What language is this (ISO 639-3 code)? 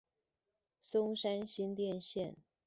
zho